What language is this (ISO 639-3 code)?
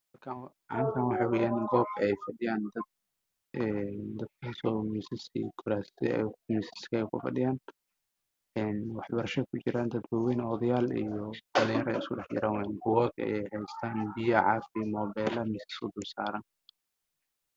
som